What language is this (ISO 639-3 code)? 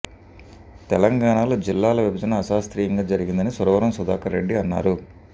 tel